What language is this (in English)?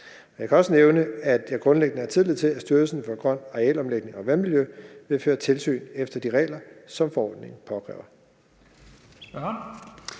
Danish